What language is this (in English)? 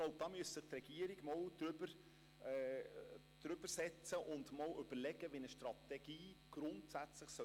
Swiss German